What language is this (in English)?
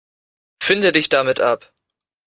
German